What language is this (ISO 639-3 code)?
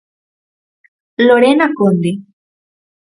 glg